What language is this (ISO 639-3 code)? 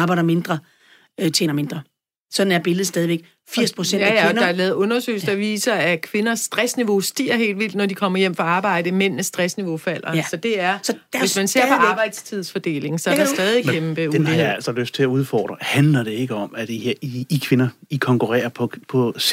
dan